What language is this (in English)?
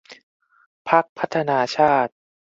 Thai